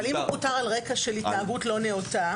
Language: Hebrew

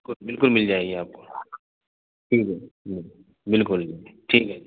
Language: Urdu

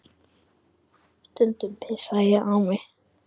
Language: Icelandic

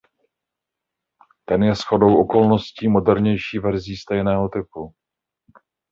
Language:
Czech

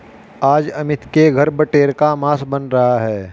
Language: Hindi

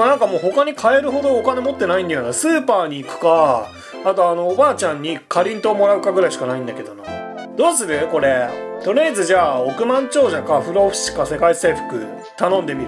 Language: Japanese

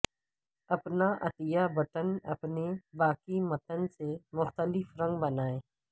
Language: Urdu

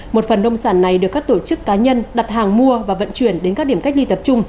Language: Vietnamese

